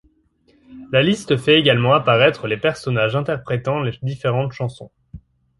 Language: French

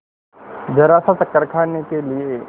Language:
Hindi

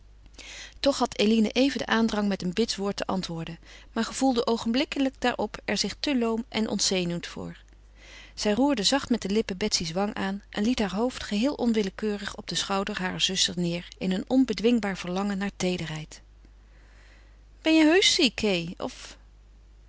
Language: Dutch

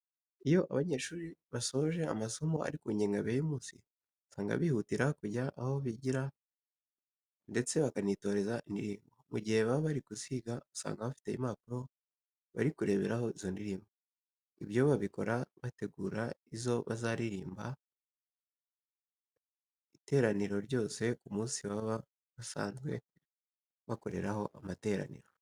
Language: Kinyarwanda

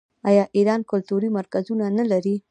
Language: Pashto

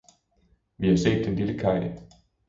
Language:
Danish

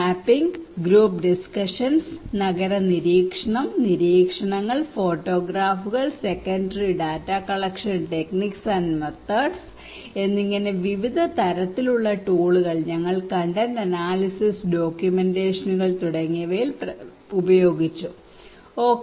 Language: Malayalam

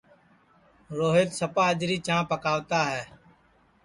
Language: Sansi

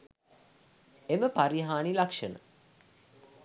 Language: Sinhala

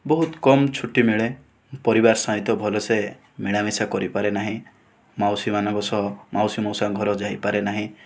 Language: Odia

